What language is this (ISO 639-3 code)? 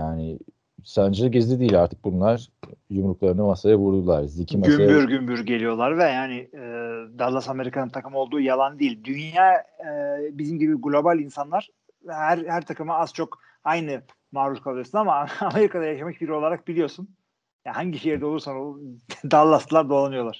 tur